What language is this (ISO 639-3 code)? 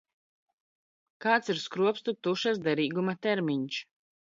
lav